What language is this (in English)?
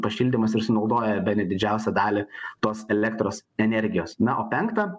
Lithuanian